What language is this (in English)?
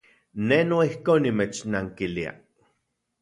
Central Puebla Nahuatl